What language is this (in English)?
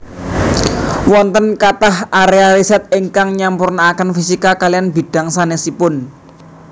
Javanese